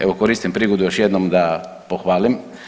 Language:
Croatian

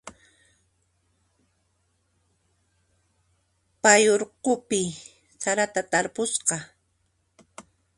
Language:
Puno Quechua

